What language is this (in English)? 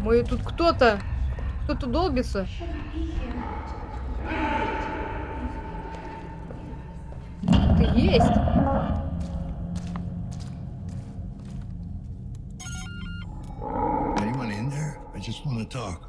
Russian